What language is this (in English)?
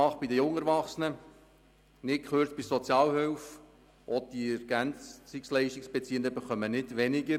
Swiss German